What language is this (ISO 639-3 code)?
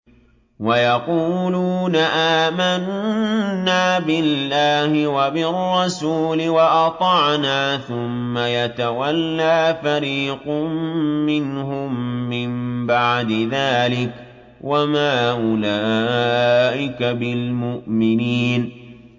ara